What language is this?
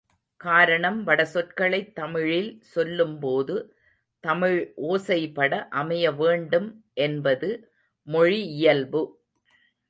Tamil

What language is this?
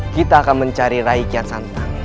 Indonesian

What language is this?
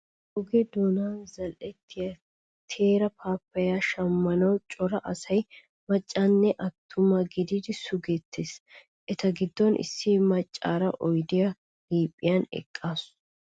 Wolaytta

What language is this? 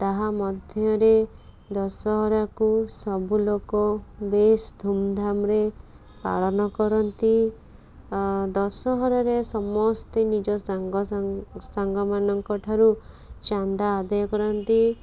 Odia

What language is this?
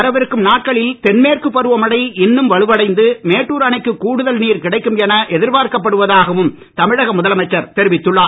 Tamil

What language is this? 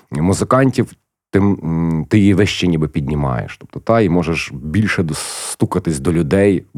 Ukrainian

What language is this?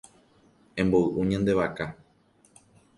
Guarani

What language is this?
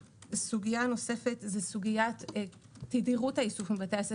Hebrew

